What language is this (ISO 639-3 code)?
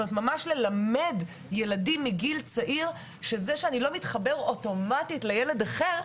heb